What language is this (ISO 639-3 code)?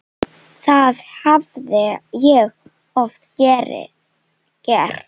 isl